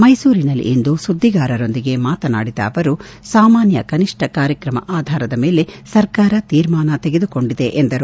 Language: Kannada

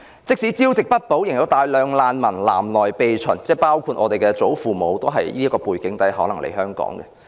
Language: Cantonese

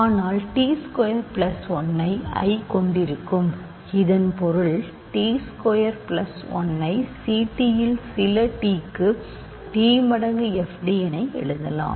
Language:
Tamil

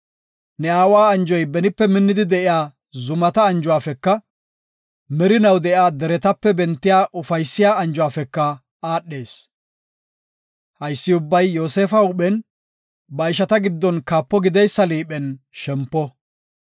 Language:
Gofa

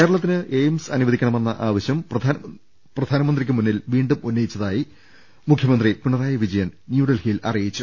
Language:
Malayalam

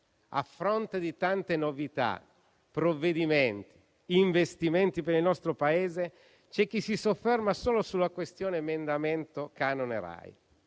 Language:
Italian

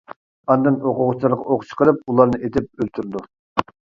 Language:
Uyghur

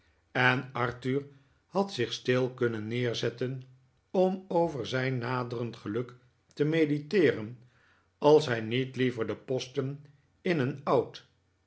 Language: Dutch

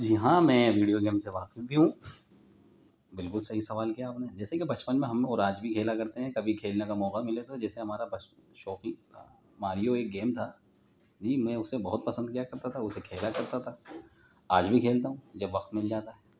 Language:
Urdu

